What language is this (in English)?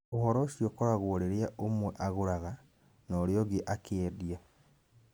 Kikuyu